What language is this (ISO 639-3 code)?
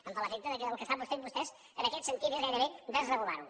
cat